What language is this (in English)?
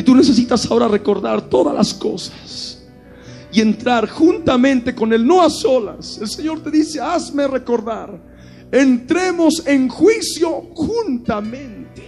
Spanish